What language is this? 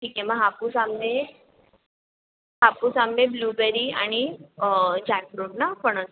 Marathi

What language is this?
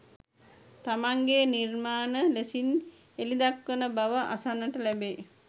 Sinhala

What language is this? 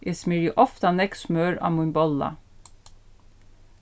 Faroese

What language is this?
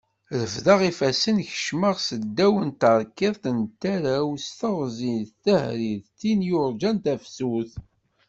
Kabyle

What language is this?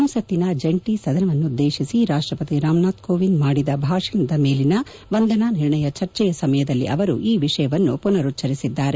Kannada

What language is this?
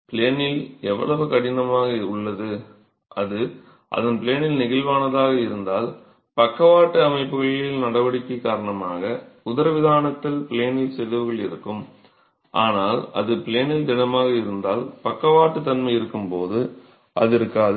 Tamil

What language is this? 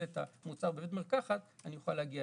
Hebrew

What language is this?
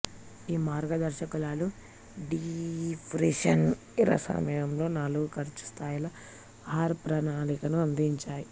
Telugu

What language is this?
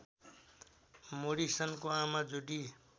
Nepali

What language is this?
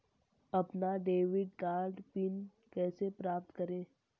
Hindi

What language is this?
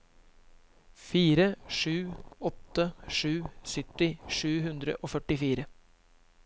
Norwegian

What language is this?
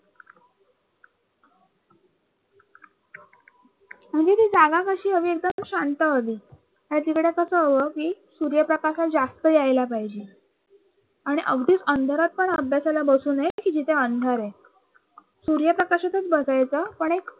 Marathi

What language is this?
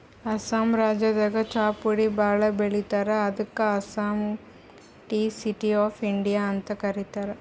Kannada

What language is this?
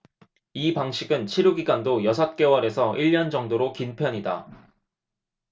Korean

